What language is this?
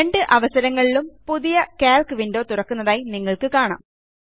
Malayalam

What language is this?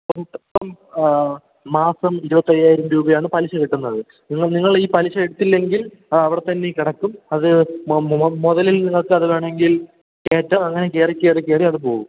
Malayalam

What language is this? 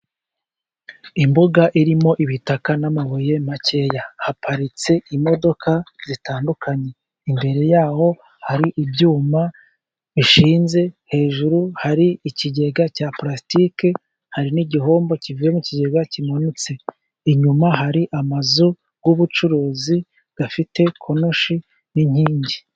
Kinyarwanda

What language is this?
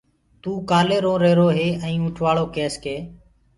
Gurgula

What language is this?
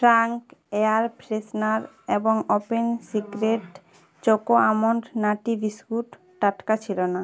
Bangla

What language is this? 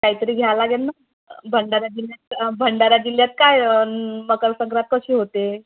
Marathi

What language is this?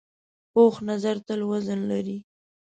Pashto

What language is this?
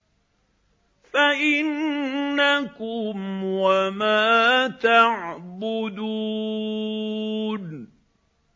Arabic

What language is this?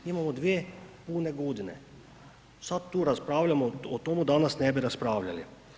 Croatian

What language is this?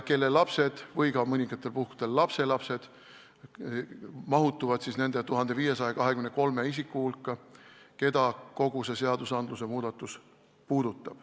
Estonian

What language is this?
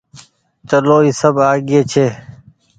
Goaria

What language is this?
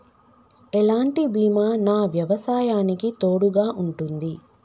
Telugu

